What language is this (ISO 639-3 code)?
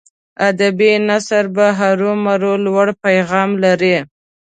pus